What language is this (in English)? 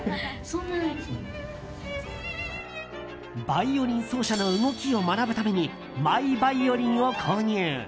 Japanese